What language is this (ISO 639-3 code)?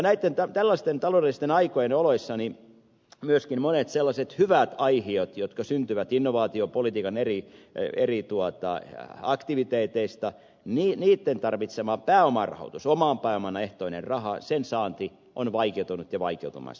fin